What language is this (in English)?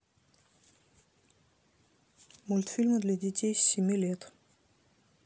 Russian